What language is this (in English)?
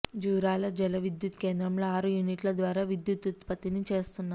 Telugu